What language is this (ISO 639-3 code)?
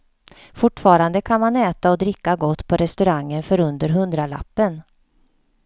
swe